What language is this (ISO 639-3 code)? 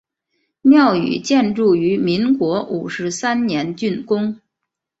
zho